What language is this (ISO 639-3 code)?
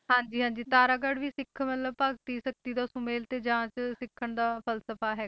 pan